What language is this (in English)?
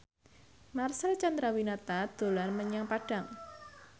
Javanese